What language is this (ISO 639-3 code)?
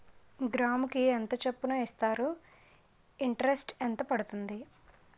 tel